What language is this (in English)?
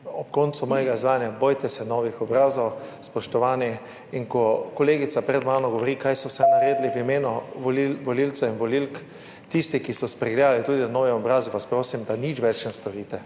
Slovenian